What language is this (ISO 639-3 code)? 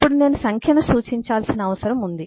tel